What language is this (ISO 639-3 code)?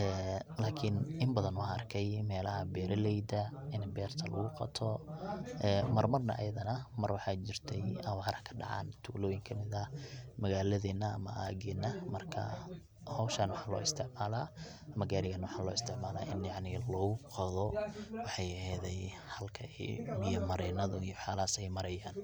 som